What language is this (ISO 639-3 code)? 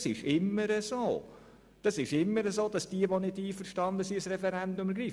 gsw